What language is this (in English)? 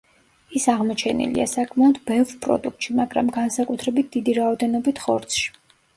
Georgian